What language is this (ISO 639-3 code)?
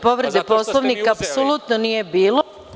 srp